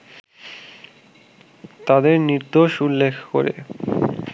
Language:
Bangla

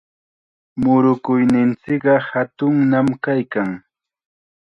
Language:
Chiquián Ancash Quechua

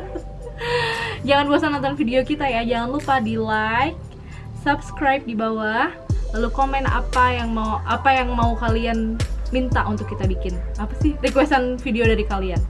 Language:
Indonesian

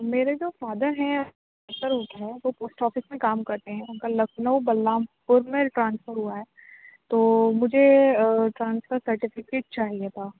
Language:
Urdu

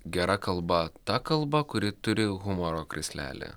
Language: Lithuanian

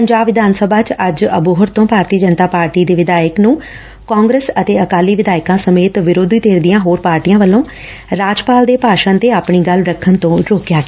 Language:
Punjabi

